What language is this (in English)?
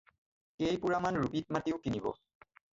Assamese